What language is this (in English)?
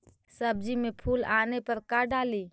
Magahi